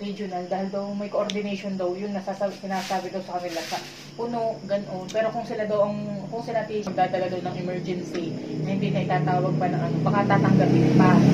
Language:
Filipino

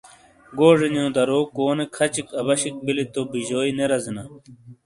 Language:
Shina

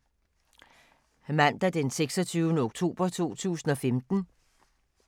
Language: Danish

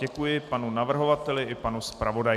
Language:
Czech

